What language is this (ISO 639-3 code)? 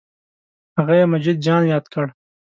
pus